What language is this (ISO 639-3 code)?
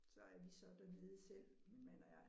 dan